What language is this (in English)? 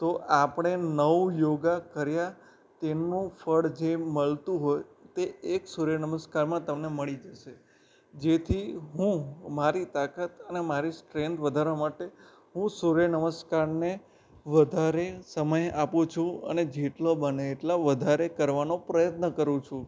Gujarati